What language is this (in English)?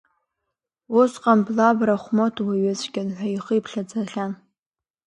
Abkhazian